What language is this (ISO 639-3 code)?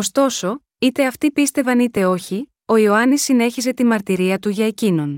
ell